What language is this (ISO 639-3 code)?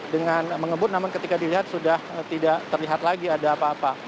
ind